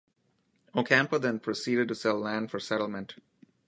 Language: English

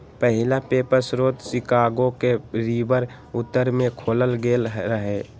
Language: Magahi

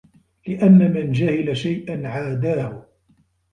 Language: Arabic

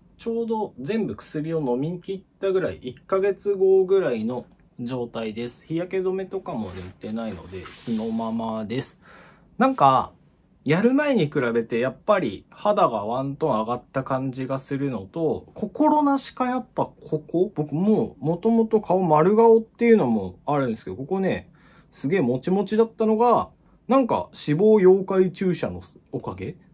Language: Japanese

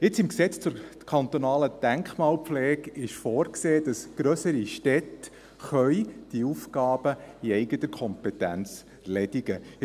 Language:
Swiss German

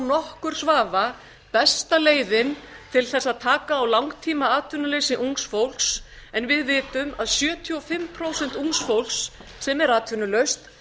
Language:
Icelandic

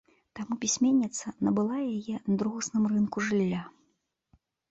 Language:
Belarusian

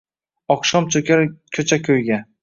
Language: Uzbek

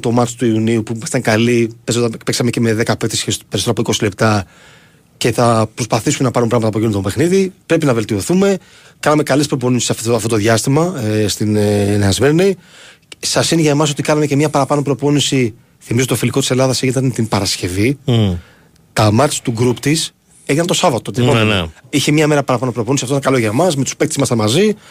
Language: Greek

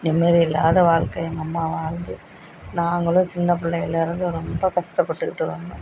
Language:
Tamil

